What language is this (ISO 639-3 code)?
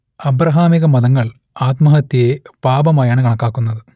mal